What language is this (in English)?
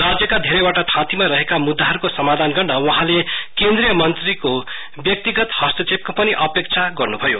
Nepali